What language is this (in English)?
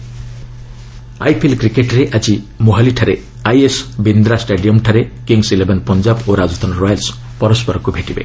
Odia